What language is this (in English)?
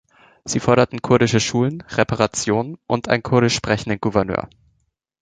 German